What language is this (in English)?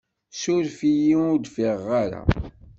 Kabyle